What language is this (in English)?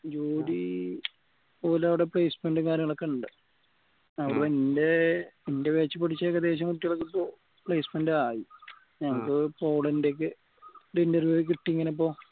Malayalam